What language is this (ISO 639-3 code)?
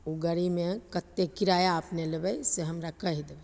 mai